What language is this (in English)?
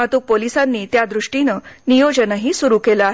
Marathi